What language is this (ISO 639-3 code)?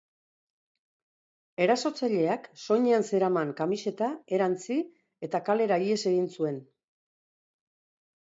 eus